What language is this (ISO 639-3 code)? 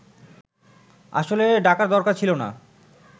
ben